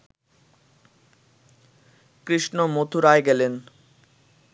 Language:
Bangla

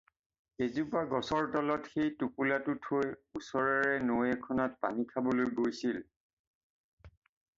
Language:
Assamese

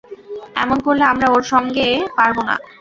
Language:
Bangla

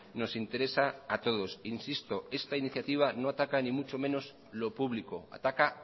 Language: Spanish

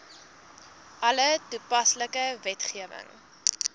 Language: Afrikaans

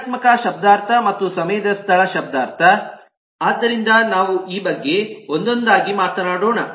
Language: Kannada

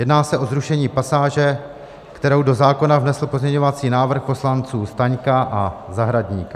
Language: Czech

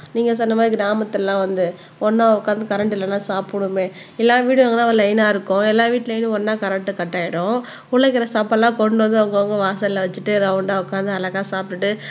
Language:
Tamil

